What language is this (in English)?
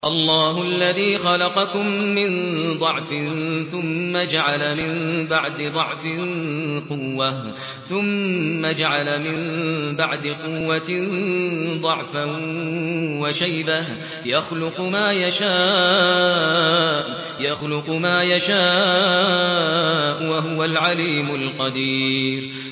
Arabic